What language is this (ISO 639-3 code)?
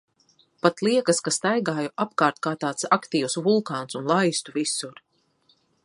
lav